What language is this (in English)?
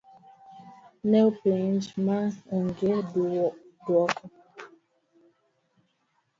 Luo (Kenya and Tanzania)